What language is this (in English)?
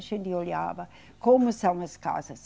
Portuguese